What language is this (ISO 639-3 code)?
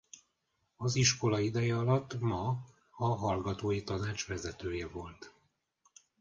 hun